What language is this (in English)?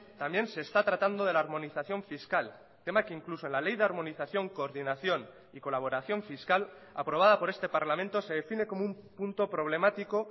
Spanish